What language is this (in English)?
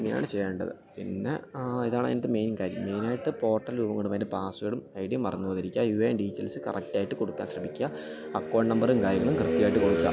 Malayalam